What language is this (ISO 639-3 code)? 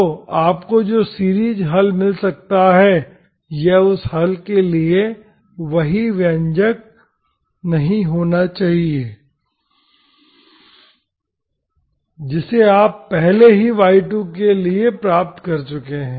hin